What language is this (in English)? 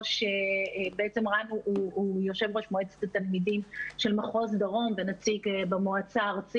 Hebrew